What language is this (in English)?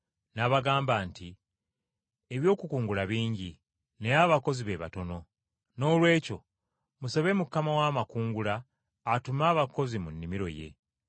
Ganda